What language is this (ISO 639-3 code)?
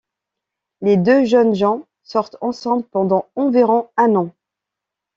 fra